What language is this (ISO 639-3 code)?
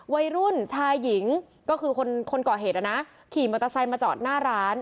tha